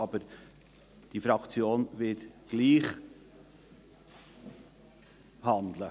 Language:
Swiss German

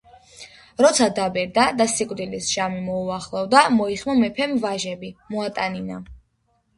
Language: Georgian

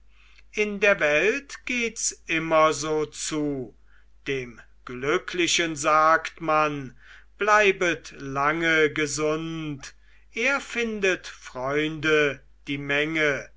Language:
German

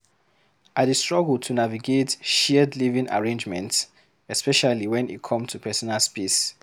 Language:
Nigerian Pidgin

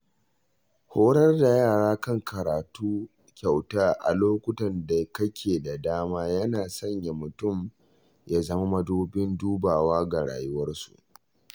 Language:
Hausa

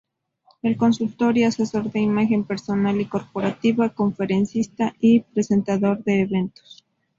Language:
Spanish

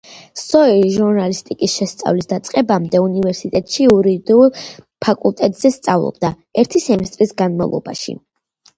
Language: Georgian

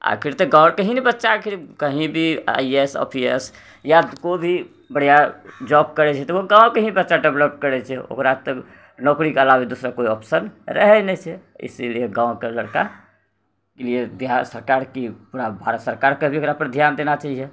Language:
Maithili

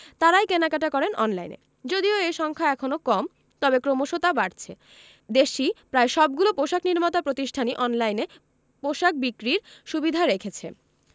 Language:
Bangla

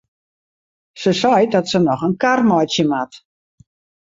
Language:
Western Frisian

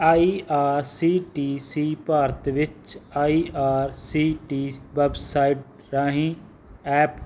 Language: Punjabi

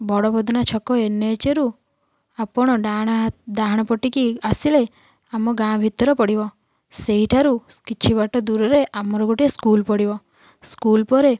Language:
Odia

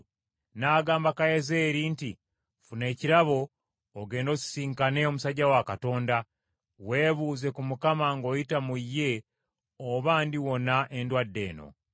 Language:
Ganda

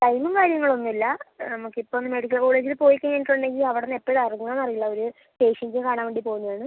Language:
Malayalam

